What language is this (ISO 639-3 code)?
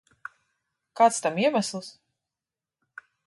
lav